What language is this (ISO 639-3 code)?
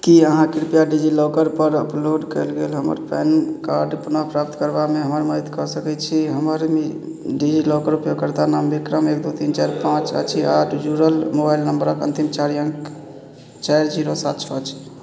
mai